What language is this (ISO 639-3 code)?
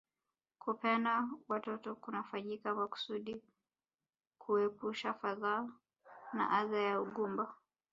swa